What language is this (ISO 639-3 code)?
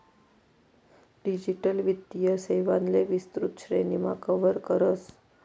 mar